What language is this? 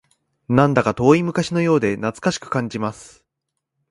Japanese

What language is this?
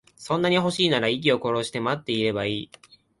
Japanese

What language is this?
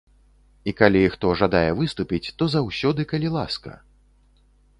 Belarusian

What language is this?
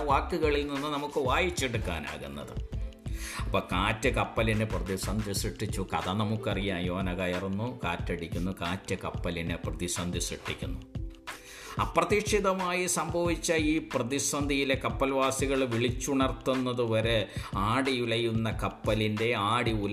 Malayalam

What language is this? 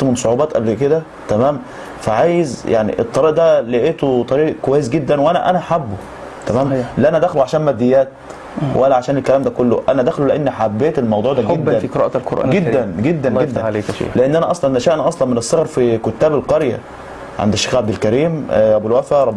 Arabic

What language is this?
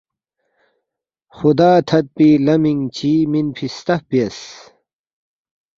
Balti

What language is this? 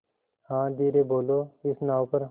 Hindi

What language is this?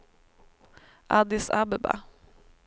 Swedish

